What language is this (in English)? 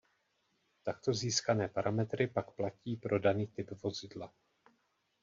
Czech